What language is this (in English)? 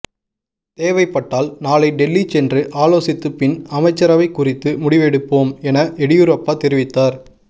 Tamil